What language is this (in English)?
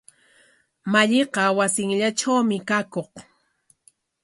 Corongo Ancash Quechua